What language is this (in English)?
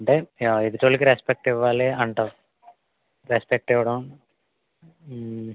Telugu